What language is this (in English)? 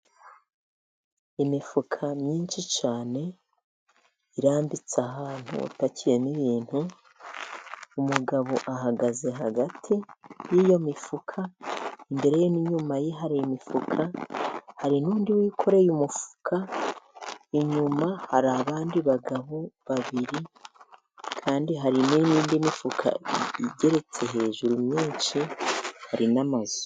Kinyarwanda